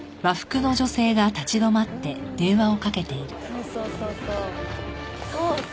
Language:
Japanese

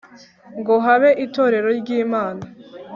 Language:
Kinyarwanda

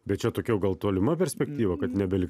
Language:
Lithuanian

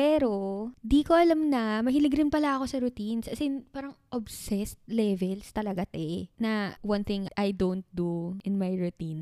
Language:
Filipino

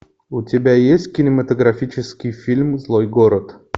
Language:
Russian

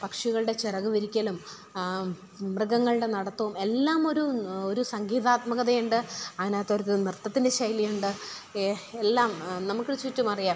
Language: Malayalam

